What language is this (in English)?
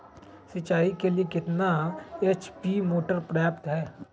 Magahi